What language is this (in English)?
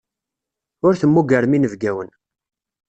Kabyle